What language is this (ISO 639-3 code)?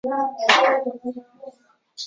zho